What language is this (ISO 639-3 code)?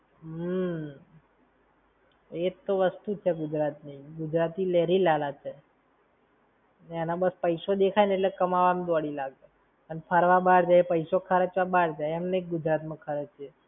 guj